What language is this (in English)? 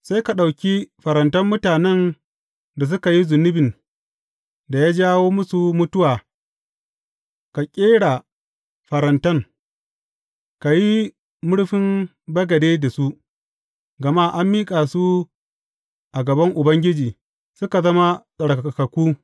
Hausa